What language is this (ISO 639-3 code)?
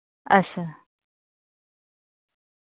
doi